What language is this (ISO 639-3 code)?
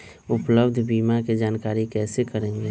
mag